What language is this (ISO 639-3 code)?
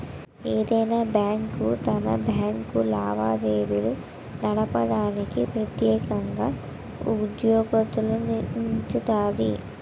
tel